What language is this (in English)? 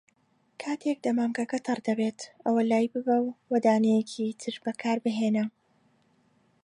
Central Kurdish